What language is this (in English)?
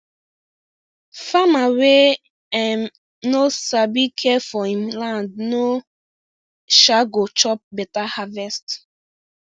Nigerian Pidgin